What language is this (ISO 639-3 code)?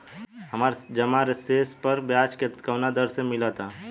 bho